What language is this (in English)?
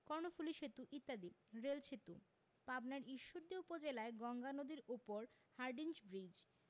Bangla